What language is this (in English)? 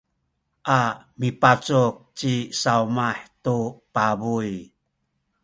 Sakizaya